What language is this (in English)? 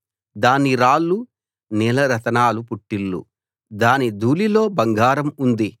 Telugu